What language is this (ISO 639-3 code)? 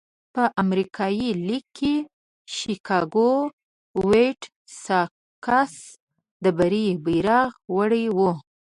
pus